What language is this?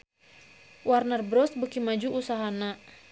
Sundanese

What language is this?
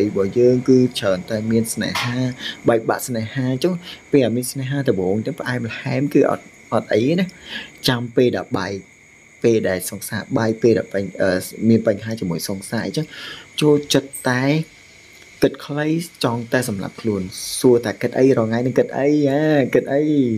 Thai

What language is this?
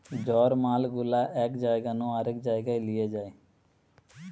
Bangla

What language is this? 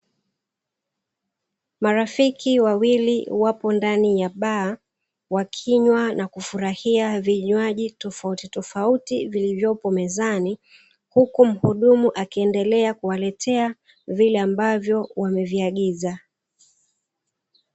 Swahili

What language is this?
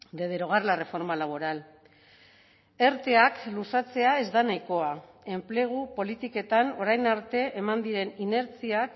Basque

